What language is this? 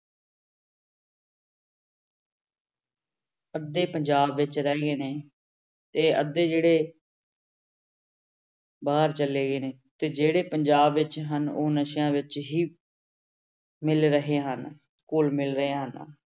Punjabi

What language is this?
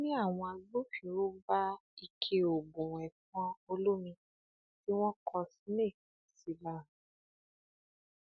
Yoruba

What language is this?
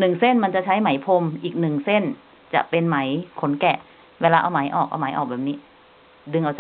Thai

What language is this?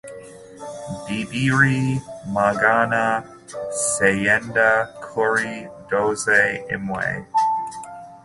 Kinyarwanda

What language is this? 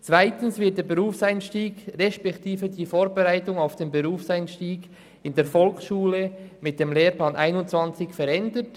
Swiss German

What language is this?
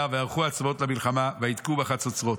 Hebrew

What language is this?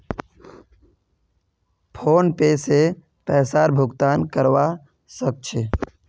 Magahi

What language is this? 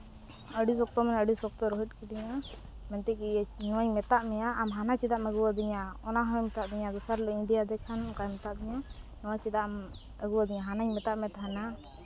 Santali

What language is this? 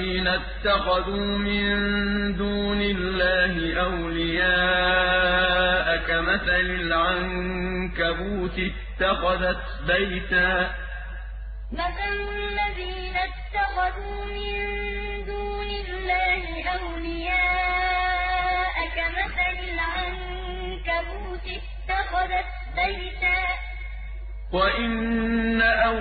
Arabic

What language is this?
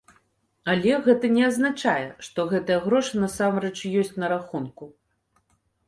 Belarusian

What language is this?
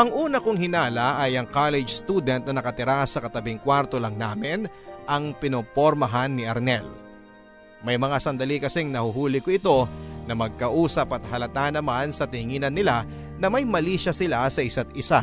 Filipino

